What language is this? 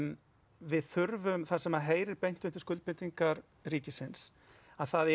Icelandic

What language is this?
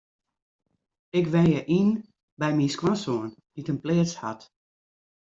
Western Frisian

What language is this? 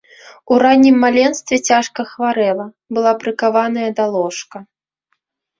Belarusian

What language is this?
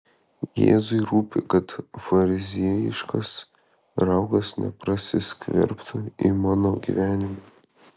Lithuanian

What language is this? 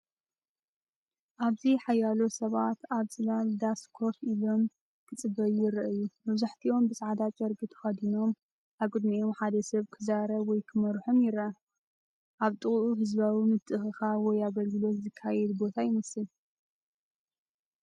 Tigrinya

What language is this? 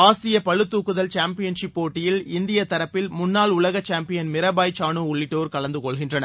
Tamil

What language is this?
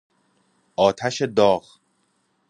Persian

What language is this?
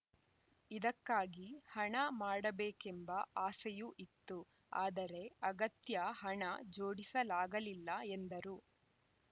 Kannada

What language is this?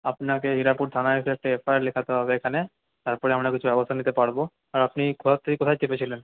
Bangla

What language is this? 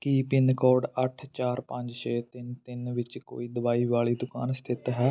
Punjabi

